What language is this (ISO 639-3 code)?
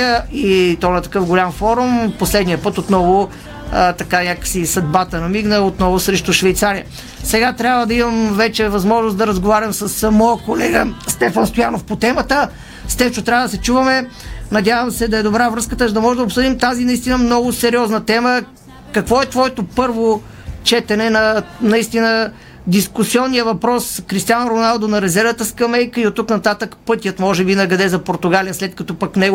bul